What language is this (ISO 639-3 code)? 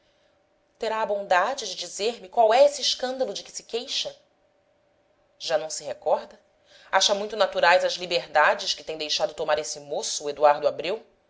por